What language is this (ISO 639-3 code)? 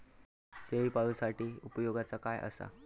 mar